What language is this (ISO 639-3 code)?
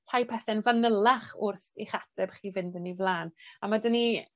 cym